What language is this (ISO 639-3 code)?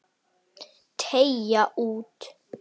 isl